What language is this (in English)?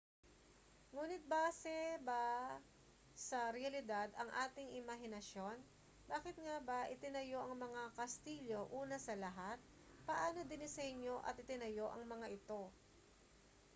Filipino